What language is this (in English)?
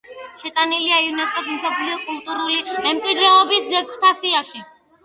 Georgian